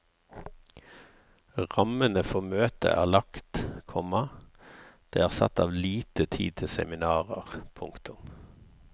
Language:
Norwegian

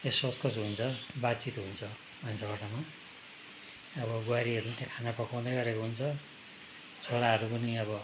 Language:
Nepali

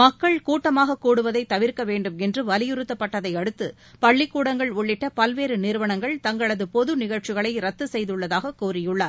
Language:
Tamil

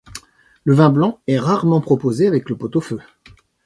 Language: French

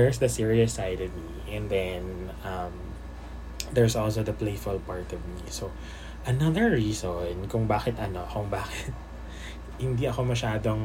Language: Filipino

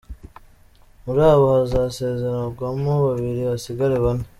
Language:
Kinyarwanda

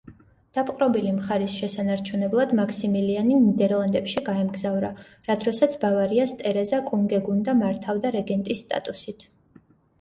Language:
Georgian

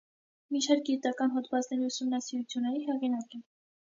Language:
Armenian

